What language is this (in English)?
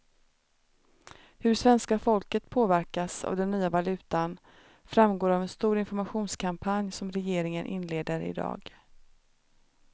Swedish